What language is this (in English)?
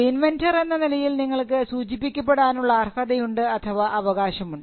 Malayalam